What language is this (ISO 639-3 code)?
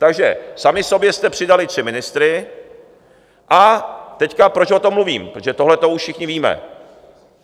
ces